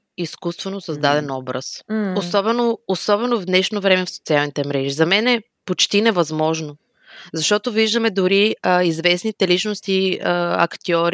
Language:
Bulgarian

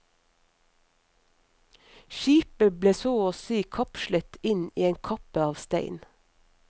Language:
Norwegian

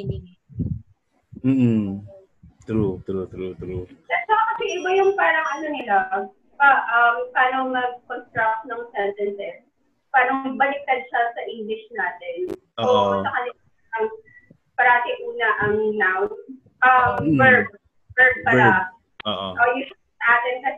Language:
Filipino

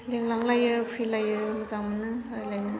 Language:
Bodo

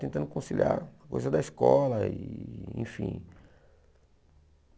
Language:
Portuguese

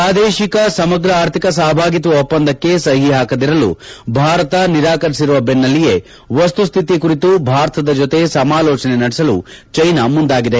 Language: Kannada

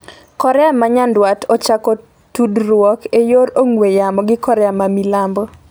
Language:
Luo (Kenya and Tanzania)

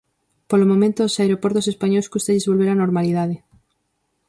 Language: Galician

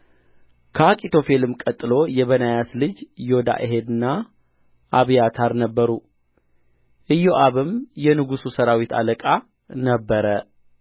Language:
Amharic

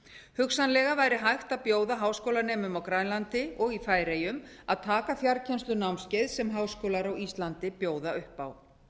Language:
Icelandic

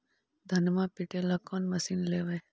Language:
Magahi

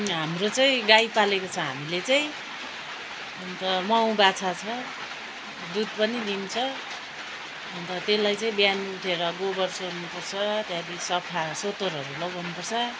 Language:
Nepali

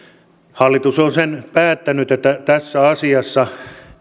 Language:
Finnish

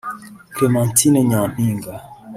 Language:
Kinyarwanda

